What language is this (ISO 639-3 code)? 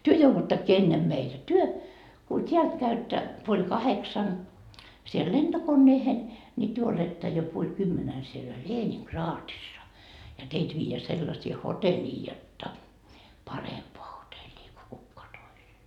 fin